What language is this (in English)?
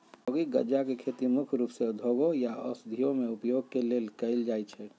Magahi